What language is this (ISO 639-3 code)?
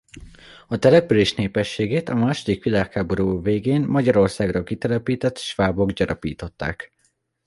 hun